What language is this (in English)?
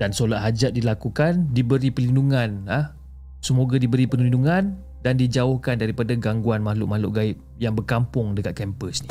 Malay